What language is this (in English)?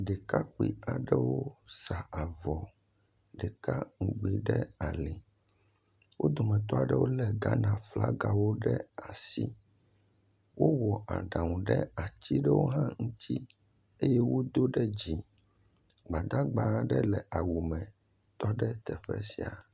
Ewe